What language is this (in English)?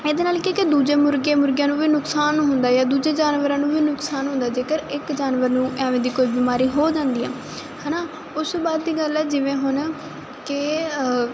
Punjabi